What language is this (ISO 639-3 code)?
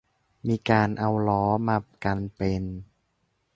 tha